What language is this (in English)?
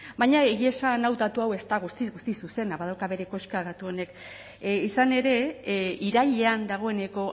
Basque